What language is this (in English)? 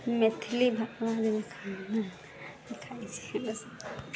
Maithili